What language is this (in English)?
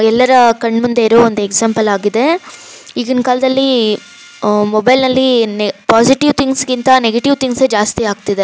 Kannada